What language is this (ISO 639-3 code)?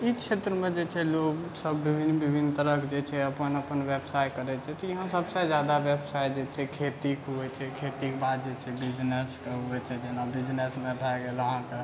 mai